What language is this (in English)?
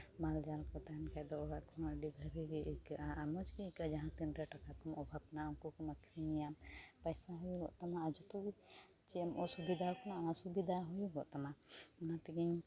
Santali